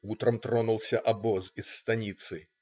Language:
Russian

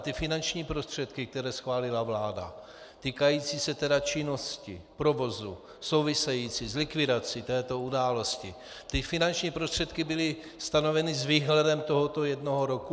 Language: Czech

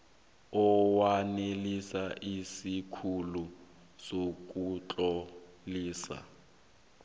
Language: South Ndebele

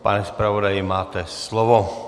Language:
Czech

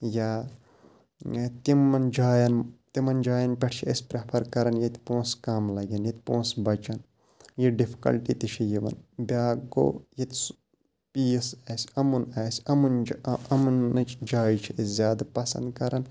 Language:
Kashmiri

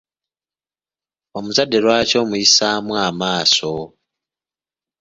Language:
Ganda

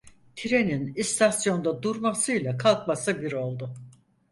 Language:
Turkish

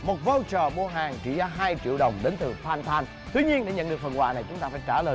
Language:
Vietnamese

